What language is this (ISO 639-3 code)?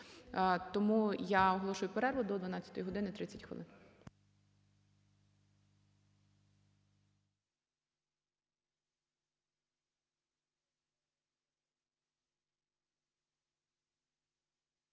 ukr